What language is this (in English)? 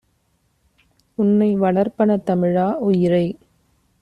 Tamil